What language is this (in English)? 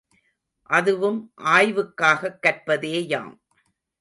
Tamil